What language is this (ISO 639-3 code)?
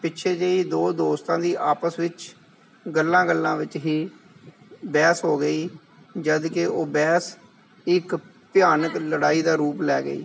pan